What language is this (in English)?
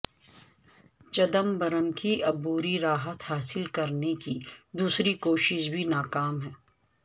Urdu